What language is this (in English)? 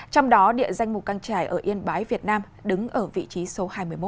Vietnamese